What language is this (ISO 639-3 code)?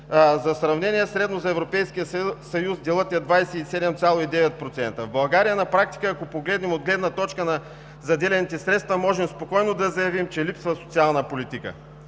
bul